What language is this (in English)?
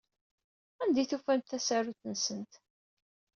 Kabyle